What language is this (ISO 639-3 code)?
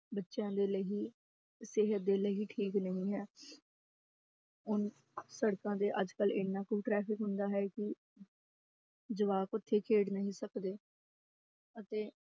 pan